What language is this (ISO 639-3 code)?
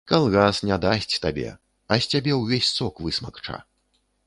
bel